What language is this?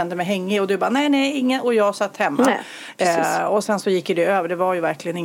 Swedish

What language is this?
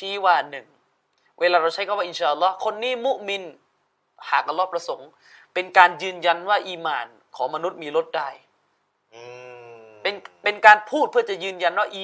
Thai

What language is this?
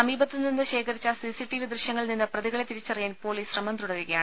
Malayalam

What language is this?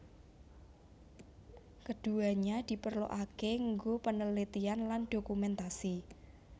Javanese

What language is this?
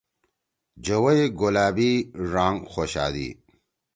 Torwali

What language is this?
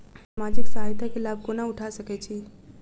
Maithili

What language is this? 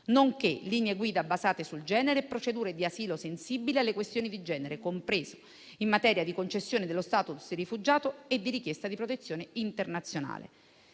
Italian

